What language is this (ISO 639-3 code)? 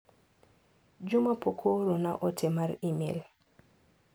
luo